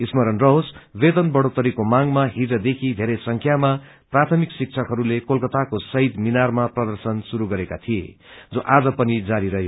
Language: Nepali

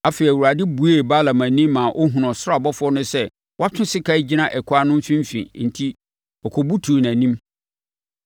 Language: Akan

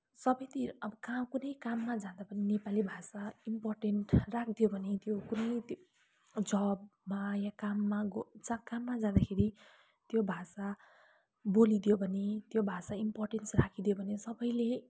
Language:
Nepali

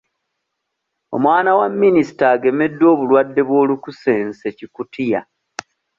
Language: Ganda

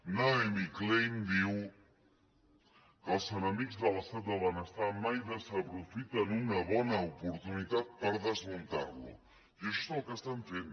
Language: Catalan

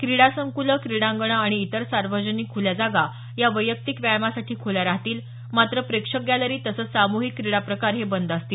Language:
Marathi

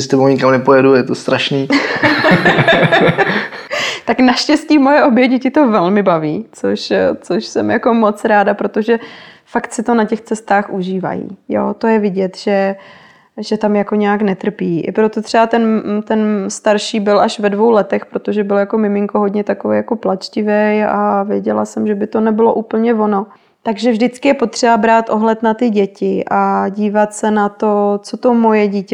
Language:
Czech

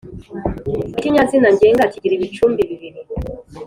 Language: Kinyarwanda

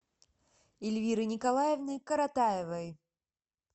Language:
Russian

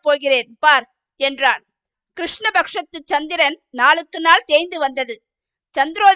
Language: Tamil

